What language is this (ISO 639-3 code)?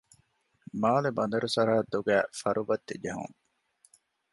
div